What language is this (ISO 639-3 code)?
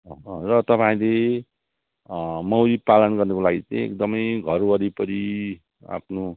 nep